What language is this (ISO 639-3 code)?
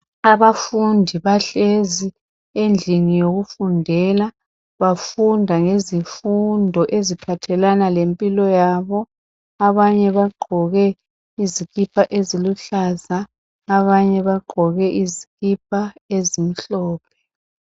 nde